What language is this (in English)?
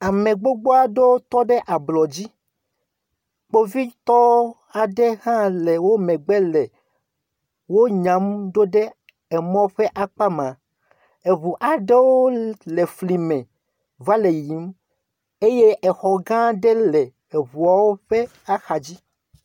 Ewe